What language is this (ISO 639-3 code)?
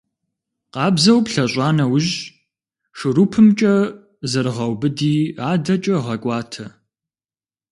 kbd